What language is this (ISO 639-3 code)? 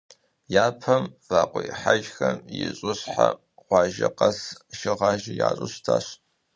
kbd